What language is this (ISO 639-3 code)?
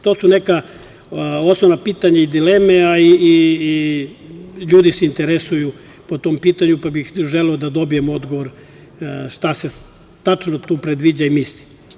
srp